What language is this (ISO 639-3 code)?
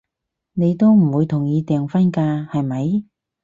yue